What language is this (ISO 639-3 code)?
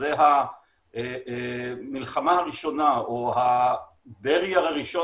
heb